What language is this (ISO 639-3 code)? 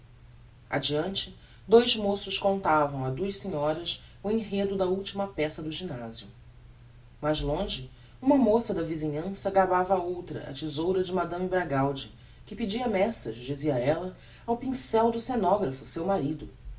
por